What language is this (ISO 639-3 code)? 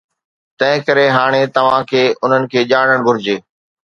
snd